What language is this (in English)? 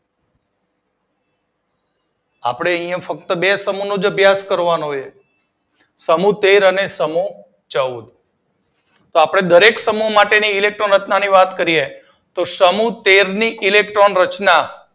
Gujarati